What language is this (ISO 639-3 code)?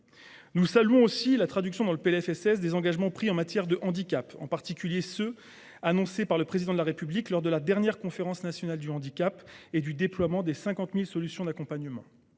fra